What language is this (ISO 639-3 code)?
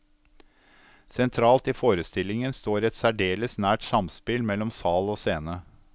nor